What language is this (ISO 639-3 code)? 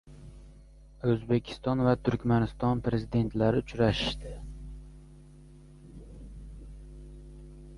uzb